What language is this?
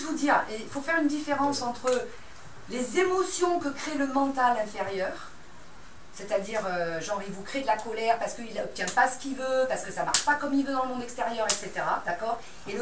French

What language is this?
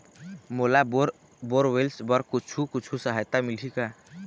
Chhattisgarhi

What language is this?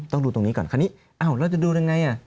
Thai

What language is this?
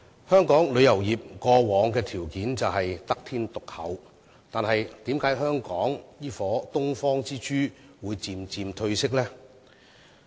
Cantonese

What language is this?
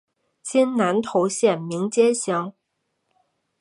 Chinese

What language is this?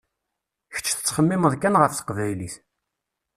Kabyle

